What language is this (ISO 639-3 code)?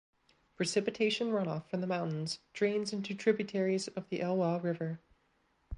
eng